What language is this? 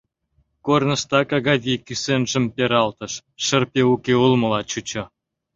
Mari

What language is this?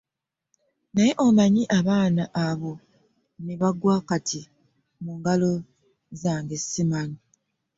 Ganda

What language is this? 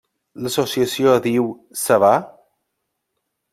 Catalan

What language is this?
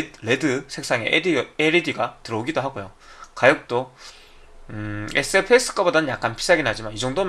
Korean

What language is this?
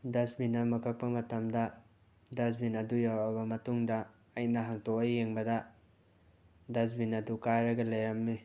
Manipuri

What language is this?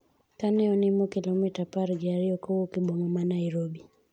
Luo (Kenya and Tanzania)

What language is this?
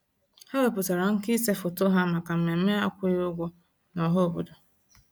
Igbo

